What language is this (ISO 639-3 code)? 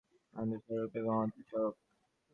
ben